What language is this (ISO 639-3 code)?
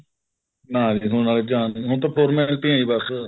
pan